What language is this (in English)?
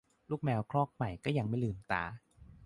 Thai